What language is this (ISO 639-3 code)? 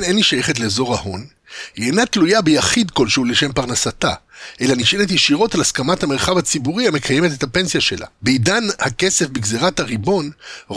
heb